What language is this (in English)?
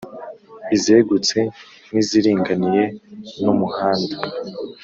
Kinyarwanda